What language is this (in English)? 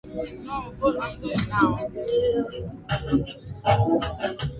Swahili